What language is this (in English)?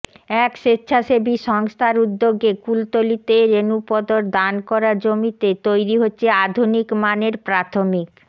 Bangla